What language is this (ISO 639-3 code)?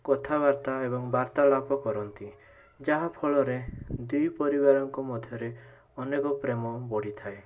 ori